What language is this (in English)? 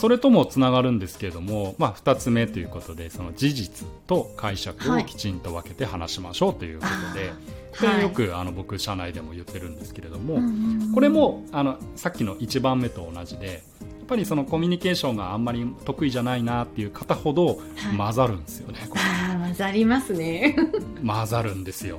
Japanese